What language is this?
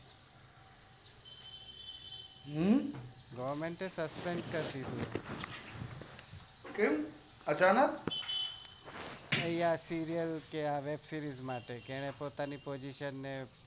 Gujarati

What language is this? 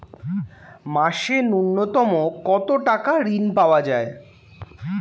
Bangla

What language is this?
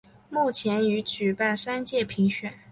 Chinese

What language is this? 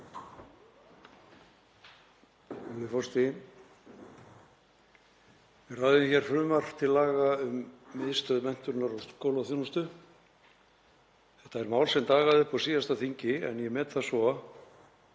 Icelandic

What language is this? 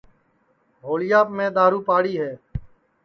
Sansi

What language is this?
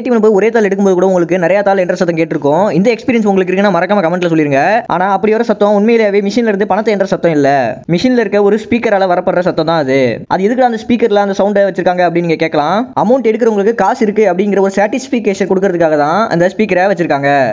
Indonesian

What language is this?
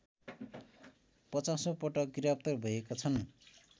Nepali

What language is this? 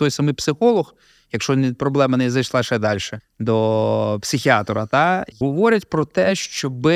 Ukrainian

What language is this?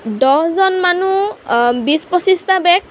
Assamese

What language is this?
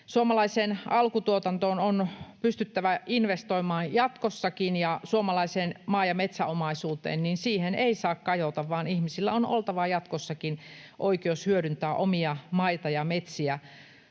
Finnish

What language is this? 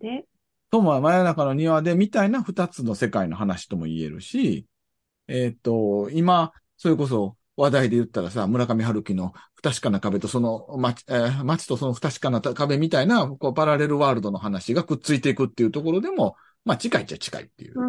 Japanese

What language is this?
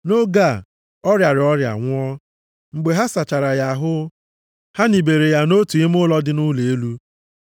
Igbo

